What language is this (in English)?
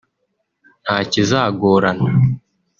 Kinyarwanda